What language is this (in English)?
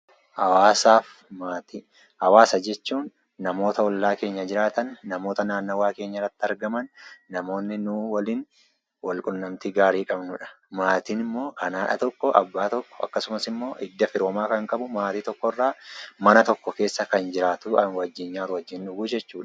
Oromo